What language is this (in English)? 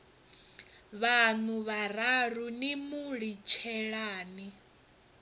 Venda